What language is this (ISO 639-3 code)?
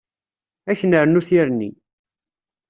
kab